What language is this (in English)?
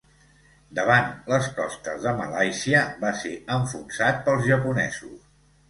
Catalan